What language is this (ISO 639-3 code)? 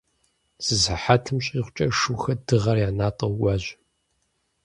kbd